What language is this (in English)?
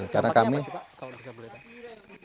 Indonesian